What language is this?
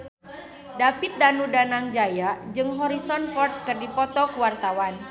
Sundanese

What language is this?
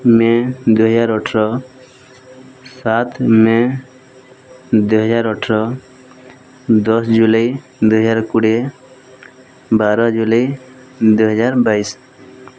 Odia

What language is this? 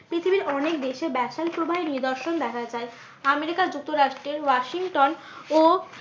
Bangla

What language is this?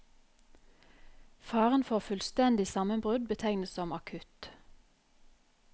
Norwegian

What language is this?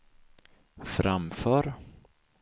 Swedish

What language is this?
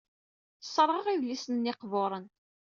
Kabyle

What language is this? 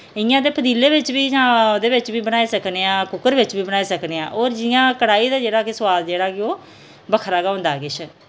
Dogri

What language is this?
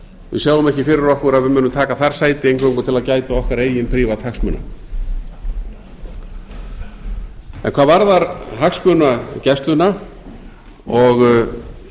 Icelandic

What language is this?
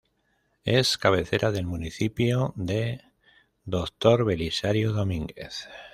Spanish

